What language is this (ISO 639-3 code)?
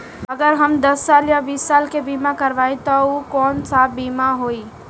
bho